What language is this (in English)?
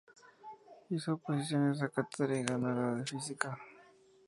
Spanish